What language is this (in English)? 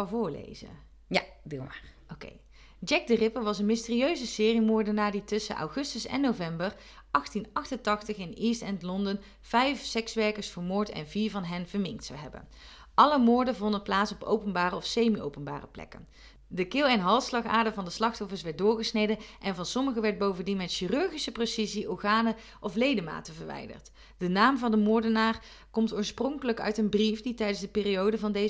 Dutch